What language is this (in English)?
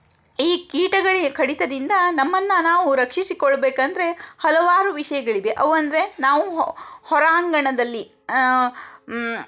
Kannada